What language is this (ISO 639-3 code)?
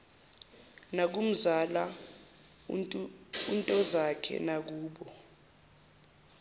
zul